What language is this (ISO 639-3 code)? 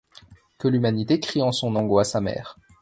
fra